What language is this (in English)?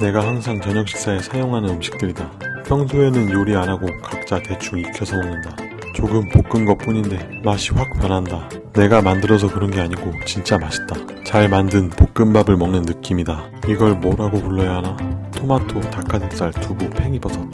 Korean